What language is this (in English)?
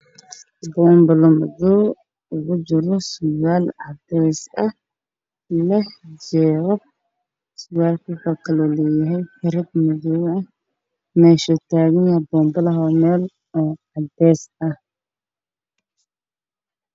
Somali